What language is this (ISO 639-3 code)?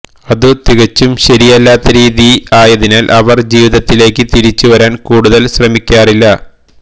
mal